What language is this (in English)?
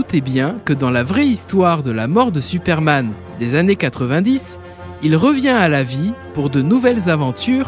French